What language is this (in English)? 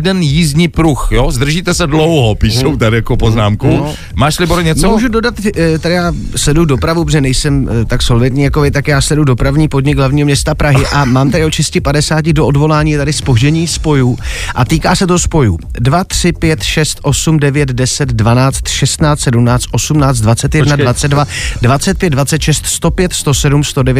Czech